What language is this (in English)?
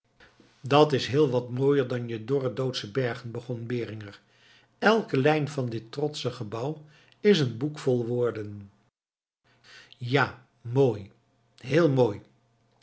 Dutch